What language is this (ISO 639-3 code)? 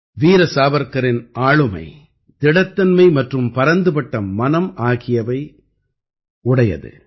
tam